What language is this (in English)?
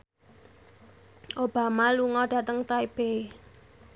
Javanese